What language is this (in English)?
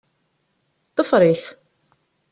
Kabyle